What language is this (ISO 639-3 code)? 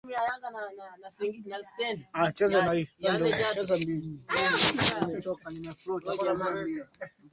swa